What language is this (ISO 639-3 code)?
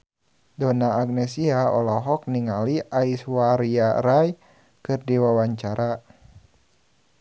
sun